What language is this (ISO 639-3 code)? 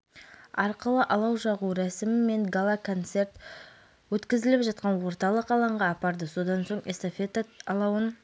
kaz